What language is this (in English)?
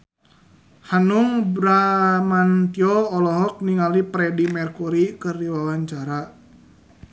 Sundanese